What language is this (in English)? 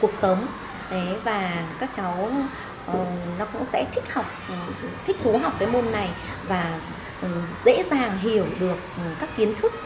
Vietnamese